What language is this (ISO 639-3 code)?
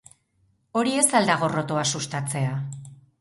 eus